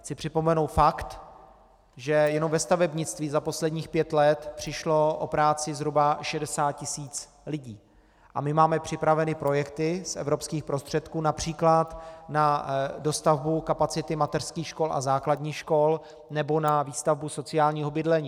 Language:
Czech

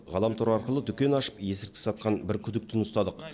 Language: Kazakh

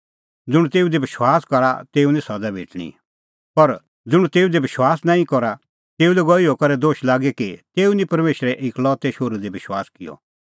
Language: Kullu Pahari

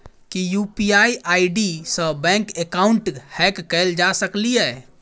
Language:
Maithili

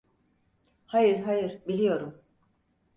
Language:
Turkish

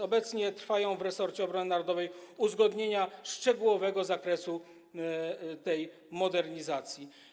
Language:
Polish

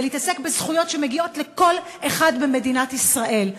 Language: Hebrew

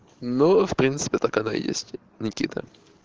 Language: Russian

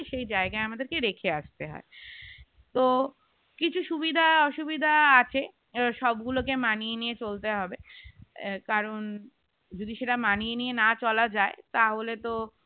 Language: Bangla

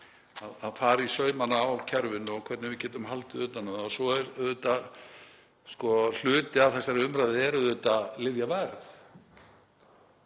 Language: Icelandic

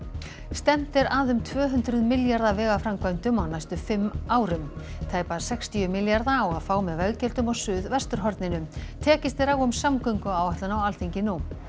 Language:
Icelandic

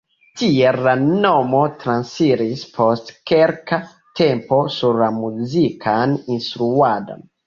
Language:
Esperanto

